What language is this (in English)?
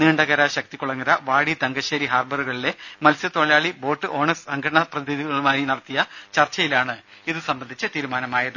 Malayalam